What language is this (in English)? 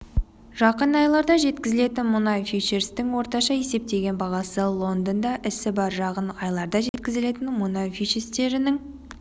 Kazakh